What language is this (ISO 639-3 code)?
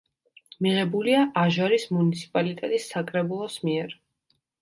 kat